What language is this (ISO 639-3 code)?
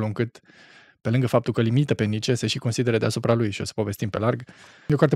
ron